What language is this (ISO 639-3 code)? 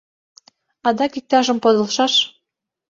chm